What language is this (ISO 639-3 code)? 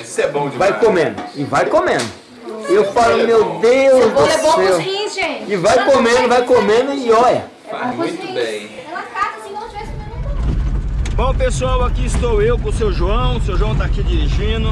por